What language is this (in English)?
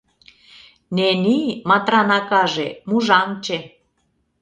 Mari